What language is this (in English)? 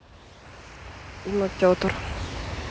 Russian